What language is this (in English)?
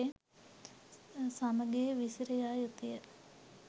Sinhala